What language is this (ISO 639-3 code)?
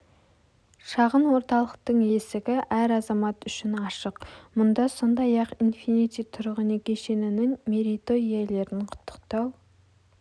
kaz